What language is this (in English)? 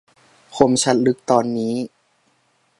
Thai